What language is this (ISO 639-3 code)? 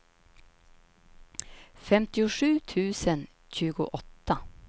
swe